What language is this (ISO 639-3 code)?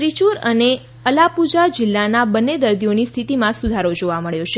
guj